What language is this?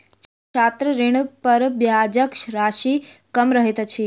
Maithili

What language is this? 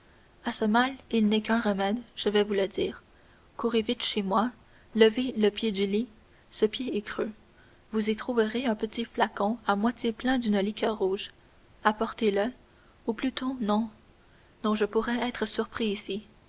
French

